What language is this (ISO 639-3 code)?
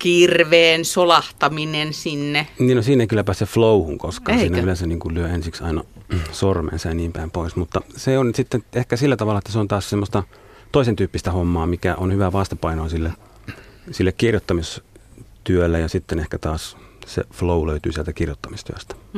fin